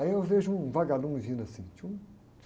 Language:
Portuguese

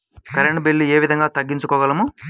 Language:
Telugu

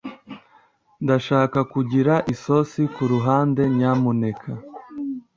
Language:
Kinyarwanda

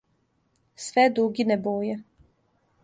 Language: Serbian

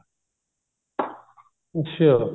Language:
Punjabi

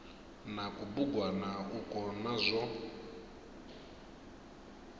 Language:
Venda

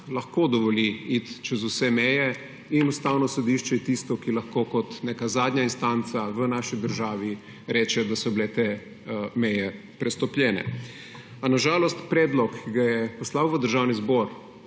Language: Slovenian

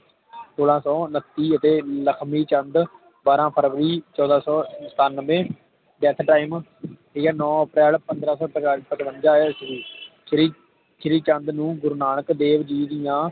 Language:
Punjabi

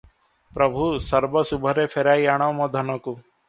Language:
Odia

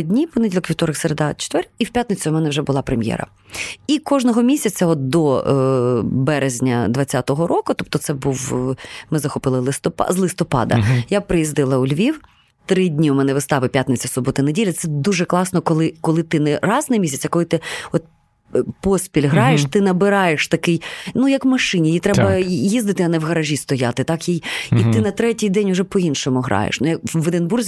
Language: Ukrainian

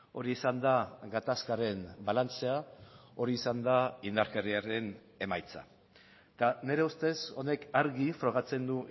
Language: Basque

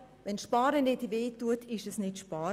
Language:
Swiss German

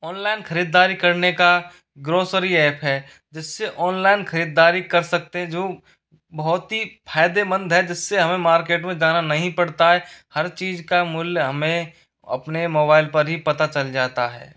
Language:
Hindi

